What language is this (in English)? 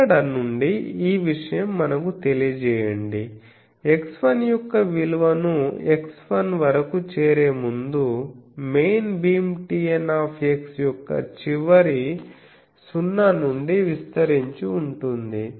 Telugu